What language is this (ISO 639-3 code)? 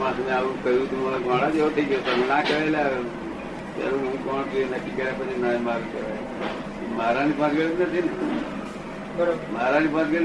guj